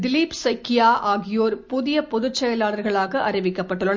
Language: Tamil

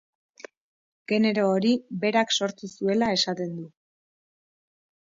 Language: Basque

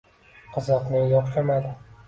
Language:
Uzbek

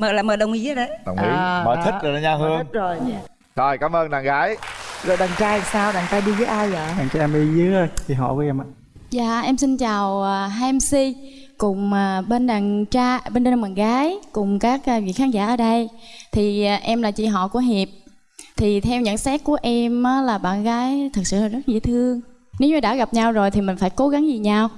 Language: Vietnamese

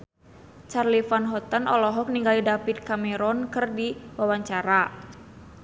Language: Sundanese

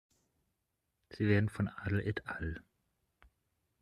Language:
German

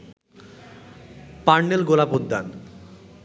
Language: Bangla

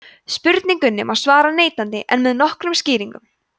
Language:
Icelandic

